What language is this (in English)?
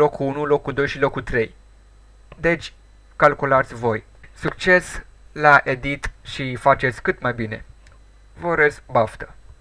Romanian